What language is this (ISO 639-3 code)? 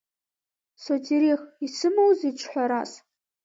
abk